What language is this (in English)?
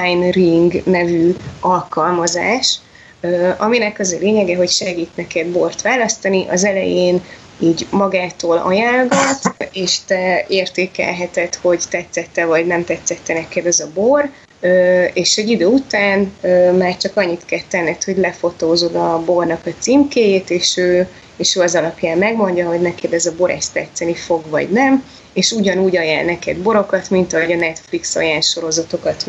Hungarian